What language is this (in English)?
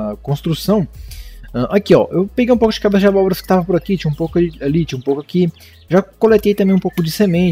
Portuguese